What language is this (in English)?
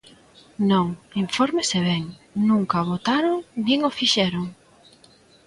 Galician